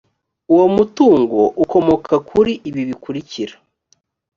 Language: Kinyarwanda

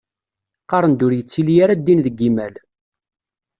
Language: Kabyle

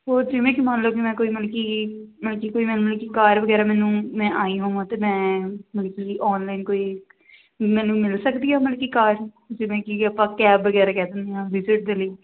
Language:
Punjabi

